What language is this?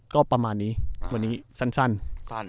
Thai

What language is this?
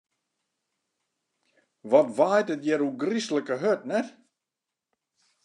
Western Frisian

